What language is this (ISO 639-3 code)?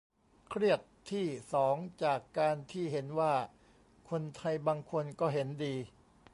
tha